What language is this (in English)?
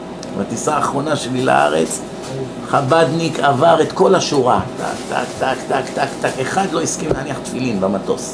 Hebrew